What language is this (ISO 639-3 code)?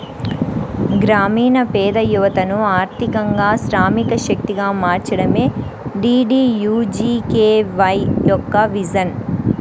tel